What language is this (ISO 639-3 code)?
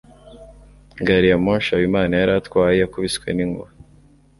kin